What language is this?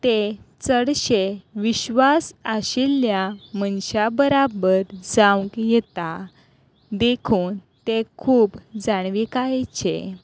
Konkani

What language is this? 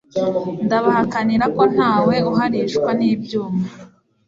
Kinyarwanda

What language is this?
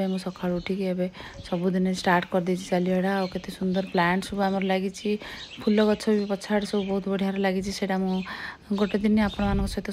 Arabic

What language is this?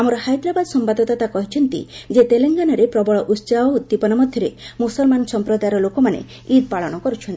Odia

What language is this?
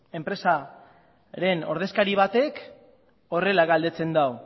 Basque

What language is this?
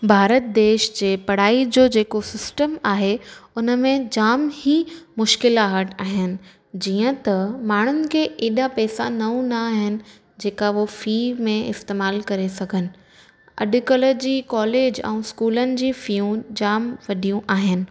Sindhi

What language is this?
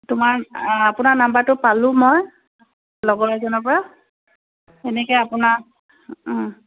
Assamese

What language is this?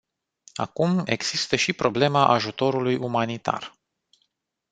Romanian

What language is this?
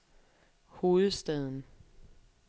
Danish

